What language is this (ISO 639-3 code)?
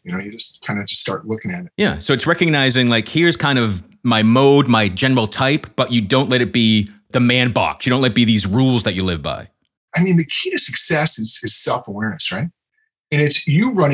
eng